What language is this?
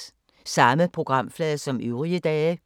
Danish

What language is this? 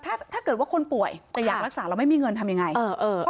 Thai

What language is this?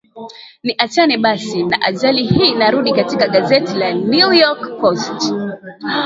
Swahili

